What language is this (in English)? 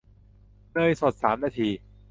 Thai